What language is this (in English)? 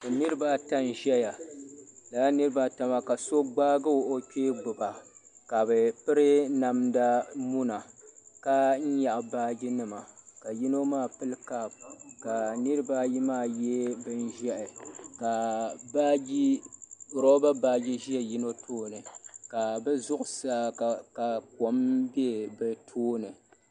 Dagbani